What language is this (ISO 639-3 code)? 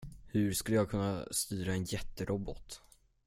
swe